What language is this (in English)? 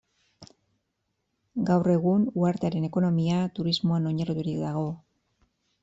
Basque